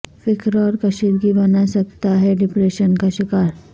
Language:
Urdu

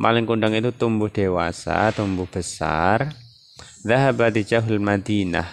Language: Indonesian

